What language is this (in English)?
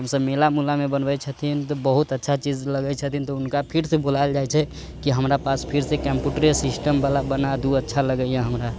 Maithili